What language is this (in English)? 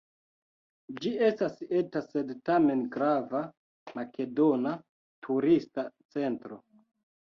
Esperanto